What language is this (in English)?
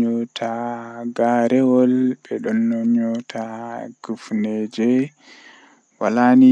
Western Niger Fulfulde